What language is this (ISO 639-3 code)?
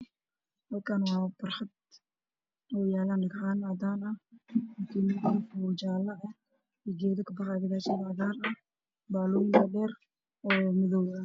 som